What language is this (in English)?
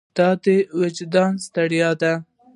Pashto